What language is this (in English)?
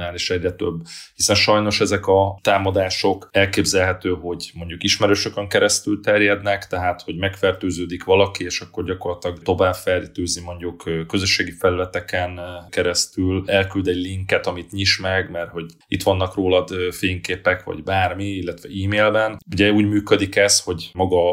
Hungarian